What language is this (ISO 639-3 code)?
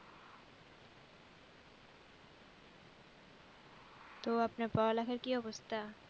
ben